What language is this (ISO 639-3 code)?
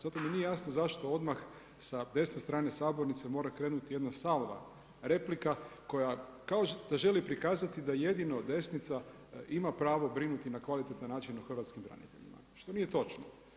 hrv